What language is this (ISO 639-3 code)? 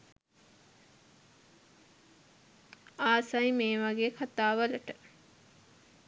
sin